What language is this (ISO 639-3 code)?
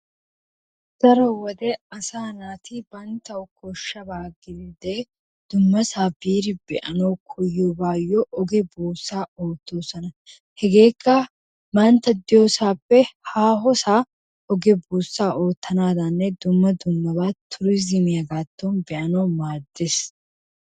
wal